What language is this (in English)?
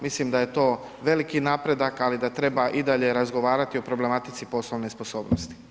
Croatian